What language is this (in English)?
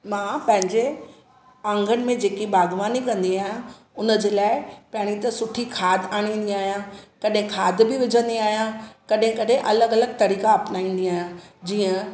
Sindhi